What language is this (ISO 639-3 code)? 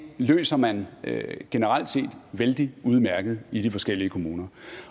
dan